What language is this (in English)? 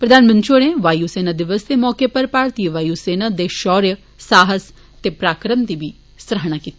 Dogri